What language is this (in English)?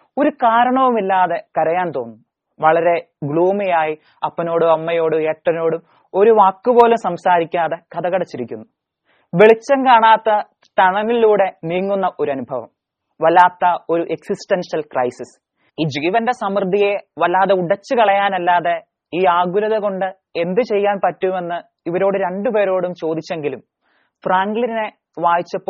Malayalam